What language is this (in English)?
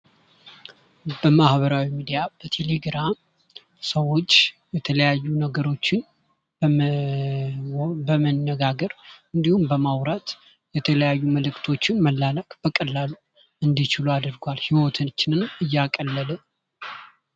Amharic